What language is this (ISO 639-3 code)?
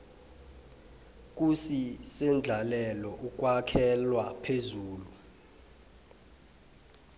nbl